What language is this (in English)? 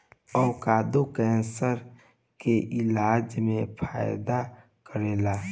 Bhojpuri